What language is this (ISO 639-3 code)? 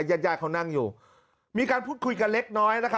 tha